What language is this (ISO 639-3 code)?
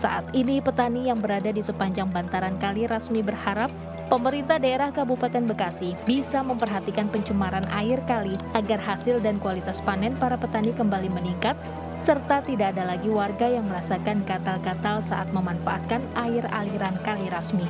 ind